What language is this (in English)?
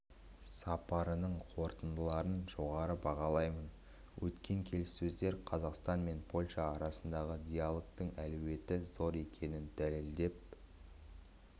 Kazakh